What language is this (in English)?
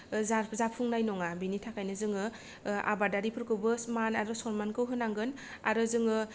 Bodo